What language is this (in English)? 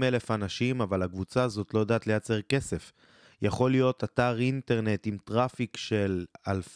Hebrew